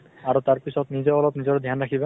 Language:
Assamese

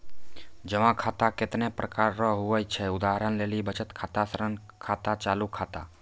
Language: Maithili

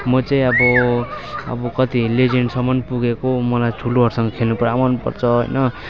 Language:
Nepali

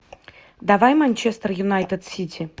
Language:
Russian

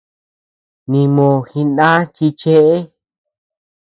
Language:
Tepeuxila Cuicatec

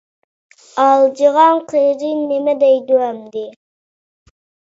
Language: Uyghur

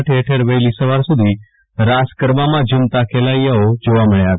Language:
Gujarati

